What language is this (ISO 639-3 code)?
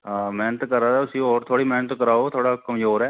doi